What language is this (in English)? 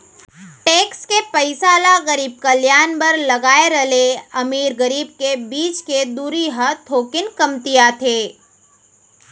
Chhattisgarhi